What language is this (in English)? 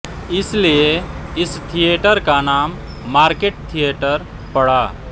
Hindi